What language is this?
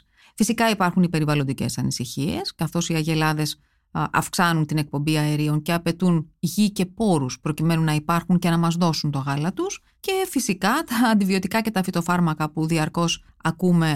Greek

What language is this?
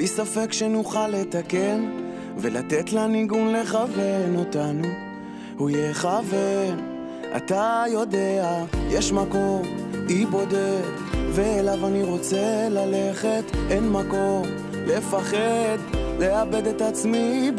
Hebrew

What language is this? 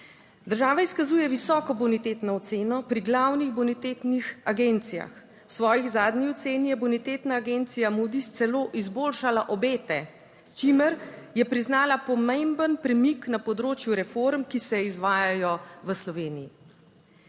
Slovenian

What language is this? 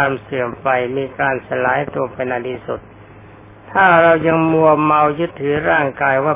Thai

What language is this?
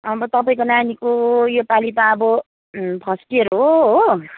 Nepali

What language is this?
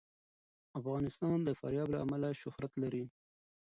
Pashto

